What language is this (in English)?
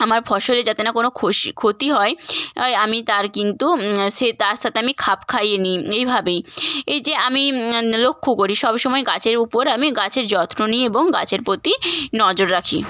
Bangla